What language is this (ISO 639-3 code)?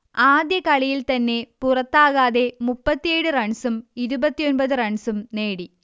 mal